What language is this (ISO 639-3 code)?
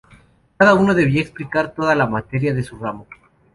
spa